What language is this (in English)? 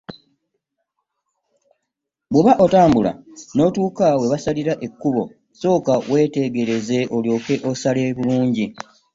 Ganda